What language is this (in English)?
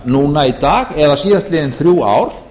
Icelandic